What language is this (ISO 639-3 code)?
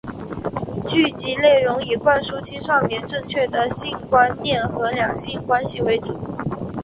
zho